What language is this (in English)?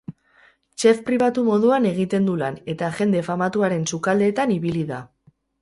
Basque